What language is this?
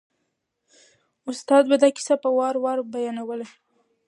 Pashto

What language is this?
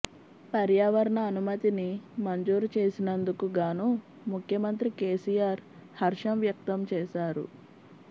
Telugu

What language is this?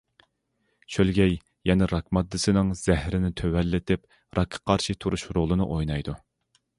Uyghur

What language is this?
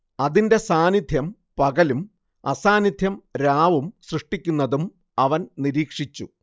Malayalam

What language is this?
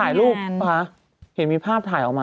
Thai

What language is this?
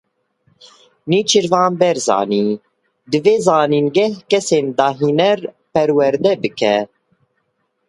Kurdish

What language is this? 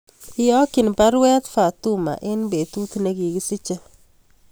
Kalenjin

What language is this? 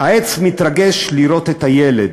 Hebrew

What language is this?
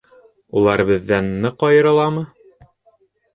Bashkir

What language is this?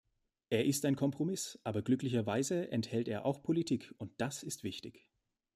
German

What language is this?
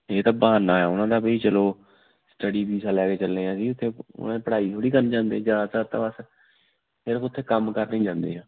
Punjabi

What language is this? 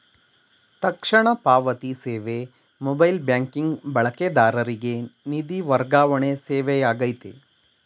Kannada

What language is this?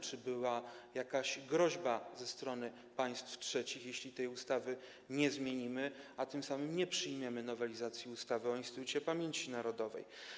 Polish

